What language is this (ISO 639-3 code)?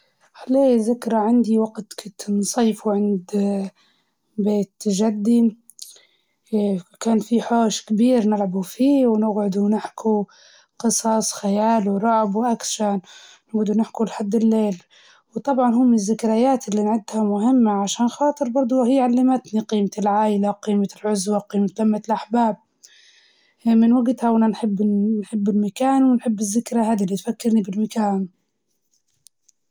ayl